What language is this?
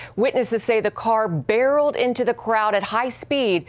English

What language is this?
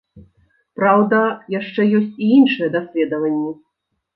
Belarusian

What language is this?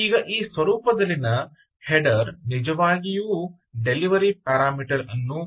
Kannada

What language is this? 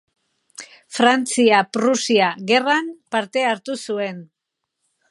Basque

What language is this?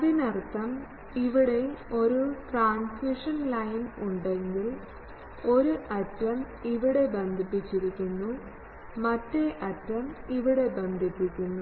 Malayalam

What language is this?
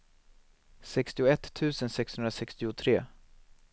Swedish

